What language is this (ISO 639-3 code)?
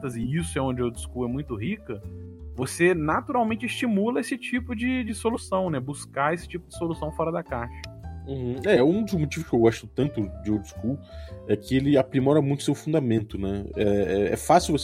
por